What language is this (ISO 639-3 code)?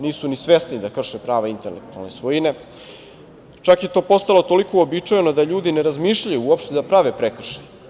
srp